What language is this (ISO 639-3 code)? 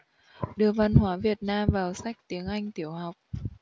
vie